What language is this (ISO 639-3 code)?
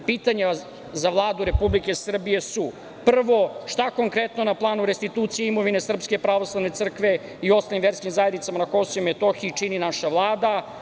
srp